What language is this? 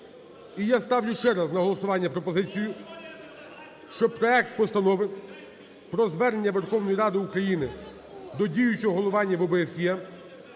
Ukrainian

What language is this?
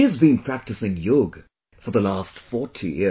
English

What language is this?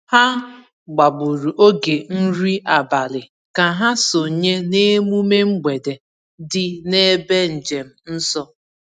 Igbo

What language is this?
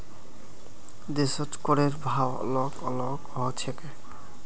Magahi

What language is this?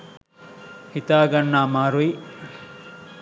Sinhala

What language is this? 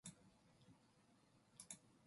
Korean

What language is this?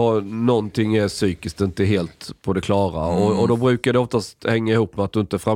Swedish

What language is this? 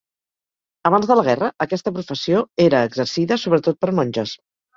Catalan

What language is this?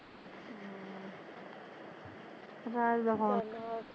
Punjabi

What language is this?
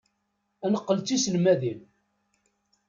Kabyle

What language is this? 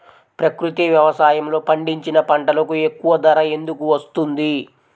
Telugu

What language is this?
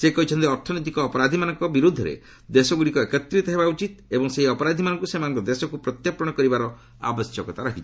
Odia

